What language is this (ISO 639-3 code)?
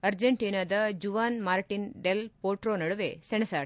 kan